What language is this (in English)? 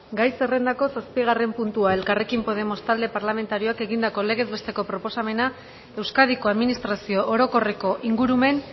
Basque